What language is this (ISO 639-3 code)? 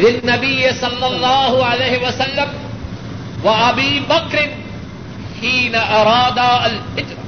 urd